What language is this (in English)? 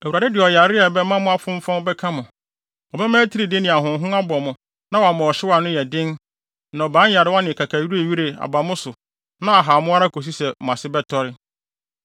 Akan